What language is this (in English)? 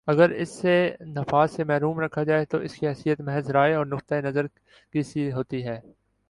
Urdu